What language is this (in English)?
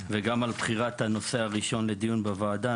Hebrew